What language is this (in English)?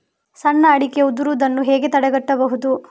Kannada